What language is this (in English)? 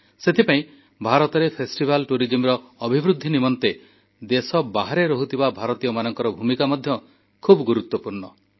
Odia